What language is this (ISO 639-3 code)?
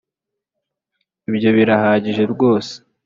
kin